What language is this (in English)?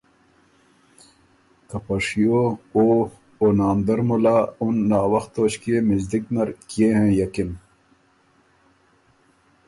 Ormuri